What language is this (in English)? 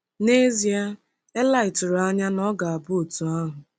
Igbo